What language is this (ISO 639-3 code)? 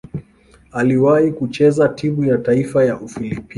swa